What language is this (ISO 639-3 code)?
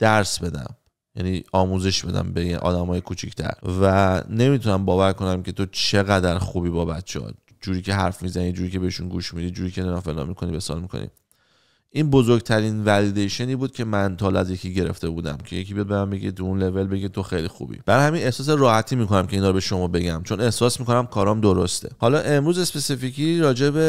fas